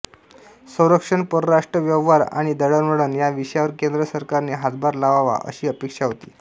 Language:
Marathi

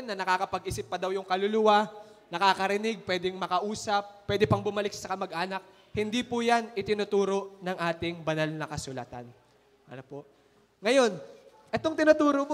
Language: Filipino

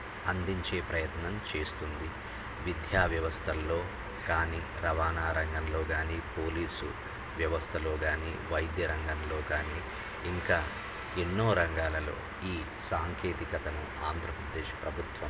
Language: Telugu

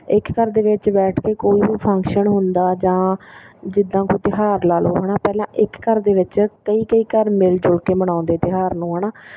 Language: Punjabi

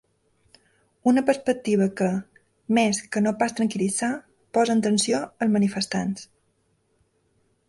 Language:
Catalan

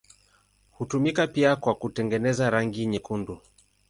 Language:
Swahili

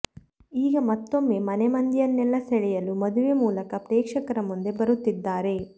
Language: Kannada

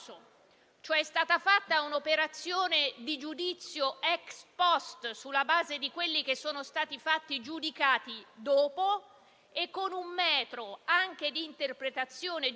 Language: Italian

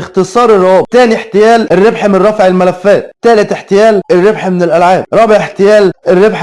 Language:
Arabic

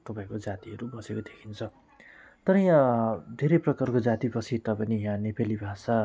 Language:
Nepali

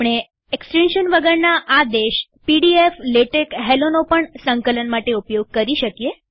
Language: Gujarati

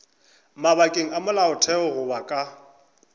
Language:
Northern Sotho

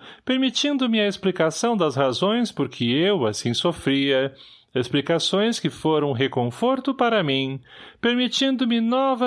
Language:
Portuguese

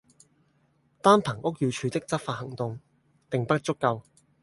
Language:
Cantonese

